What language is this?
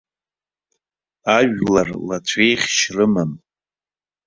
Abkhazian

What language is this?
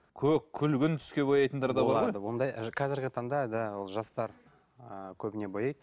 Kazakh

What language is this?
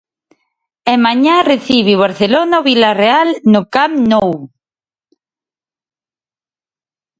Galician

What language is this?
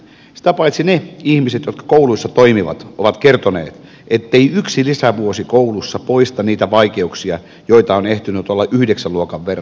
Finnish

